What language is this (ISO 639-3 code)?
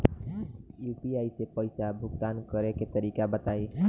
bho